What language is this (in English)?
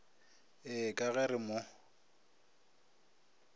Northern Sotho